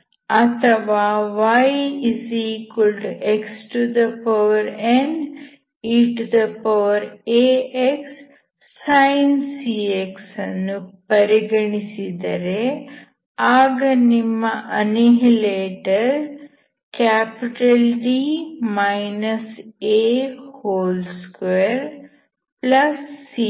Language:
Kannada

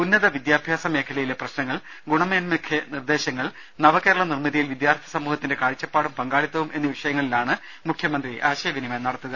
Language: Malayalam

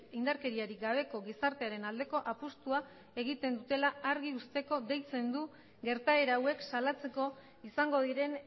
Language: Basque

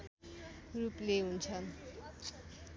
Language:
Nepali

